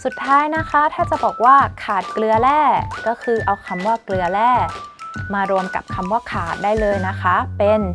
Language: Thai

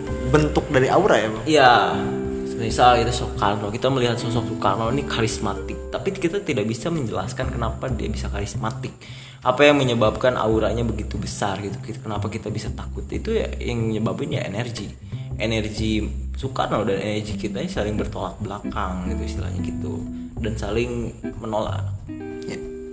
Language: Indonesian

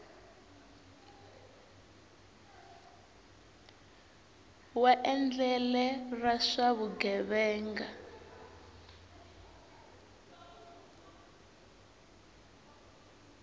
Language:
Tsonga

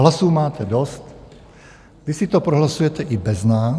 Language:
Czech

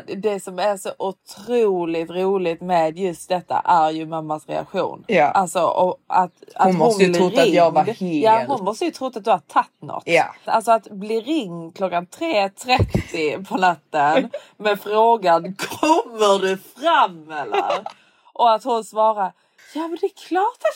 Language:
Swedish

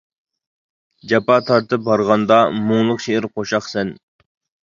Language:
Uyghur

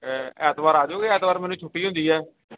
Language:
Punjabi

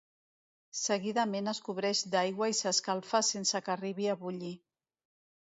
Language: Catalan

